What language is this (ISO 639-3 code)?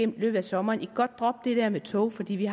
dan